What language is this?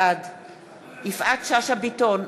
Hebrew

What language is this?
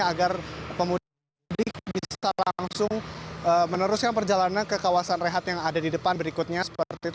Indonesian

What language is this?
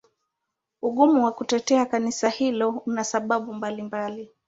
Swahili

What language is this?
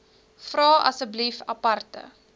Afrikaans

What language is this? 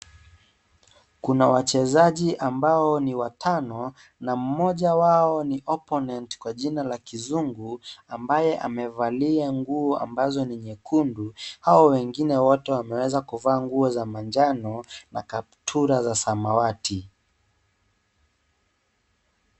Swahili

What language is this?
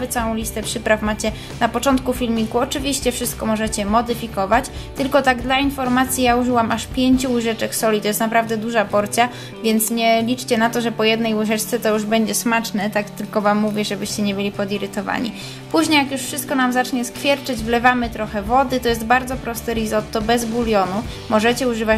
Polish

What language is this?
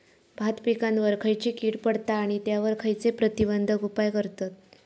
Marathi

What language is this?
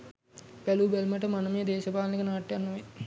Sinhala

